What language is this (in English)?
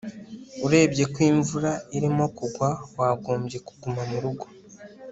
Kinyarwanda